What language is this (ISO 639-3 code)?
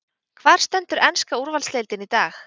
isl